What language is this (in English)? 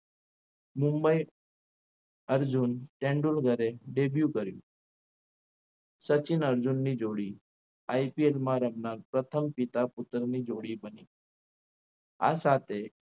Gujarati